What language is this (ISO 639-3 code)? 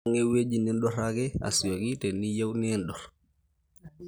mas